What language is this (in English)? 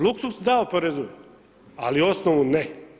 Croatian